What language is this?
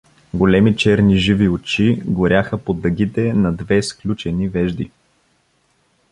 Bulgarian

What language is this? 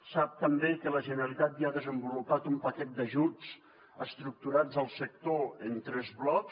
Catalan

